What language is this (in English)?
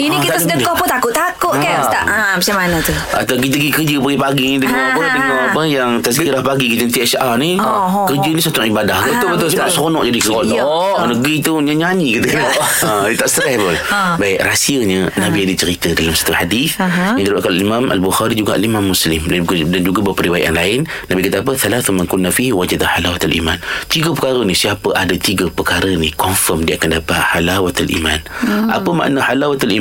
Malay